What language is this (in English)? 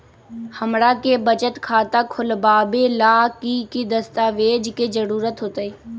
Magahi